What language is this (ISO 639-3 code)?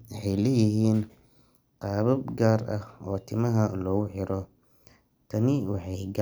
som